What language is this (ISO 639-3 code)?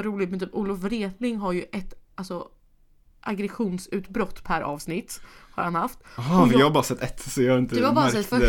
swe